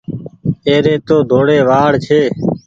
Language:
Goaria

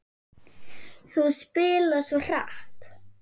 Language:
Icelandic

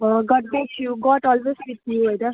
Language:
Nepali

